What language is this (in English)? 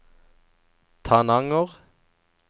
Norwegian